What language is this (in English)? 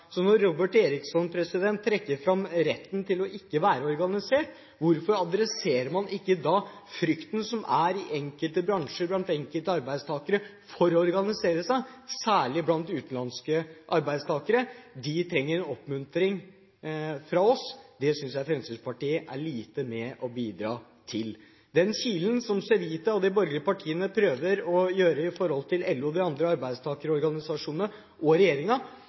Norwegian Bokmål